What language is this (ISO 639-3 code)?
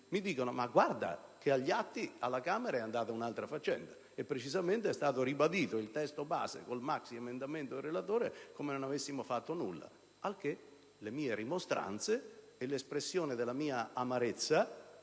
ita